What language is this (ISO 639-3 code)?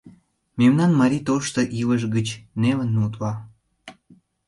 chm